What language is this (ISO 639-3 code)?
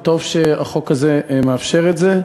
heb